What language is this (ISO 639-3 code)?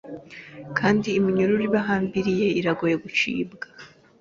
kin